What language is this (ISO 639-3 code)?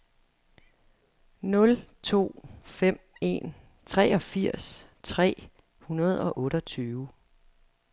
dan